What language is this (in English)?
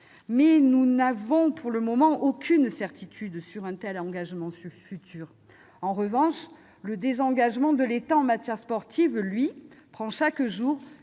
French